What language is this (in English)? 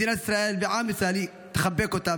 Hebrew